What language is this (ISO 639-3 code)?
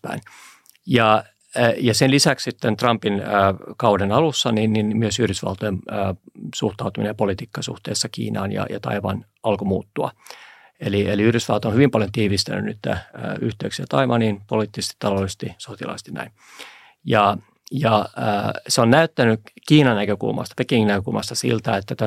fin